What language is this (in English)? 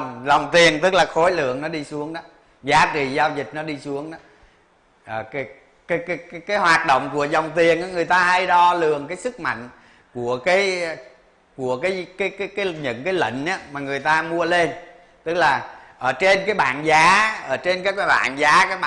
Vietnamese